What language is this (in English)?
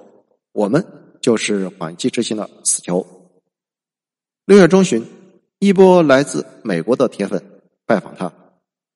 Chinese